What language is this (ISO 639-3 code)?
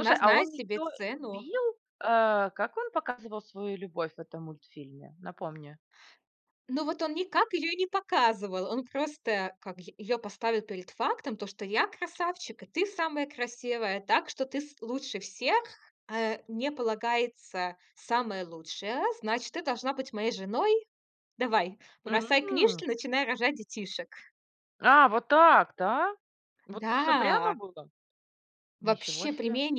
rus